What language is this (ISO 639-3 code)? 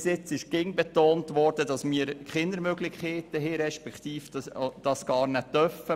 gsw